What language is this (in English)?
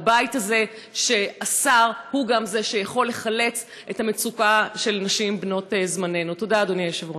Hebrew